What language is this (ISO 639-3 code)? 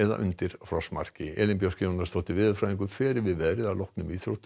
isl